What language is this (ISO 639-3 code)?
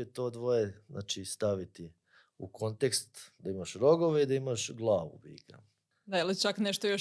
hrv